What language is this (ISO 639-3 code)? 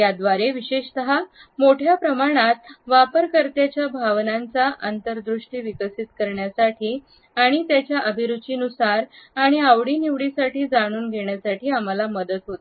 mar